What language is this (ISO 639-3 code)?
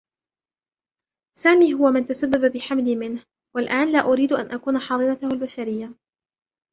ara